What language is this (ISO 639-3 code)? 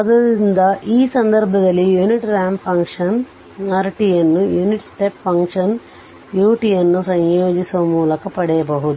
kan